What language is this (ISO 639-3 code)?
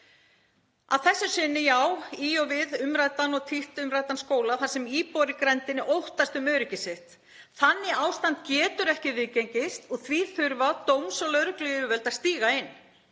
isl